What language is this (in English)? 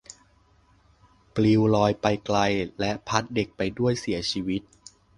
Thai